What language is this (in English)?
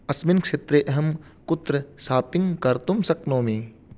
Sanskrit